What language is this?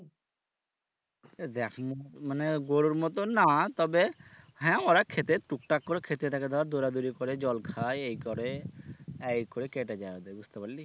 Bangla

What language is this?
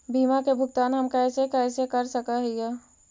Magahi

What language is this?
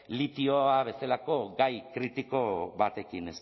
Basque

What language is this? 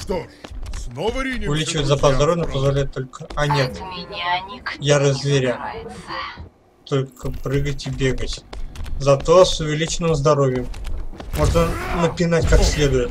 Russian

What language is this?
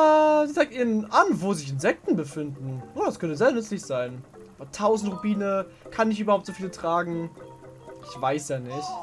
German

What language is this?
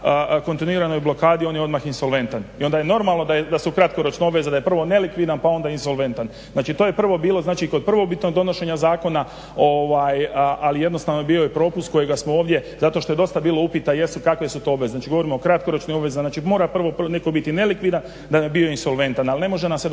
Croatian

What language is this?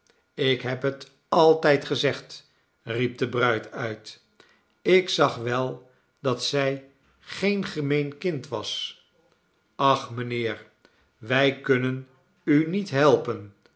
Dutch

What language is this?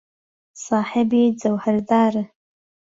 Central Kurdish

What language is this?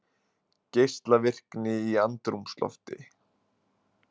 Icelandic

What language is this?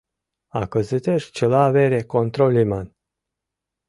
Mari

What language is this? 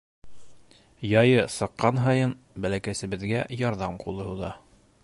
Bashkir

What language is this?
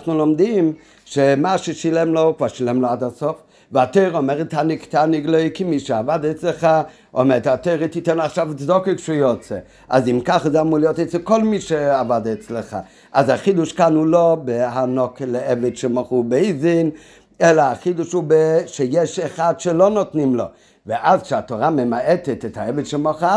Hebrew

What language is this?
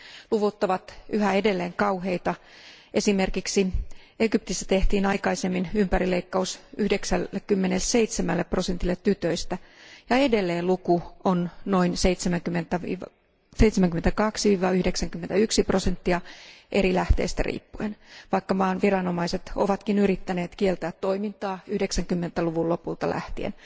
Finnish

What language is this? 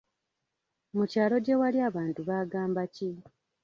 Ganda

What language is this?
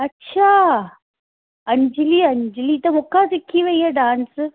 Sindhi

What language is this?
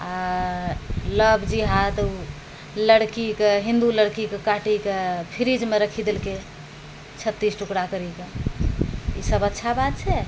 Maithili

